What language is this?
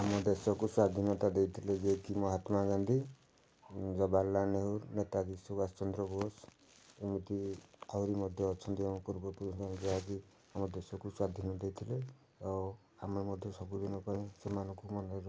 Odia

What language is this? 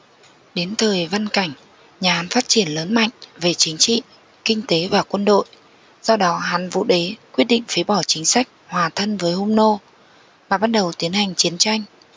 Vietnamese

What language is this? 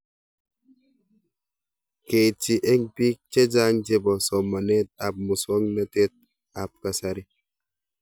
Kalenjin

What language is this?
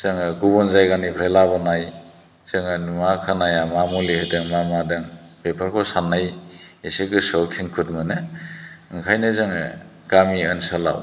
Bodo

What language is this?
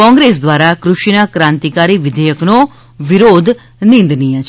Gujarati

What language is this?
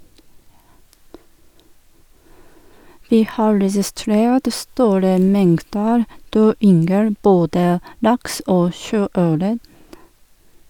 Norwegian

